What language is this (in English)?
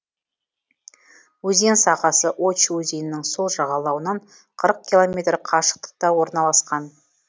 Kazakh